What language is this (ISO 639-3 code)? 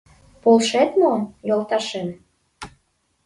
chm